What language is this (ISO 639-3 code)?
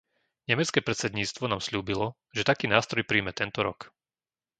slk